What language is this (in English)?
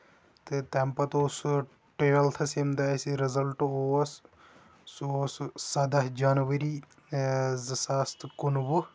Kashmiri